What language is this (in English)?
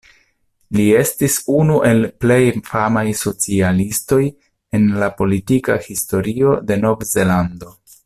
Esperanto